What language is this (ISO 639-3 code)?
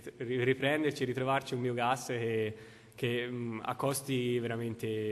ita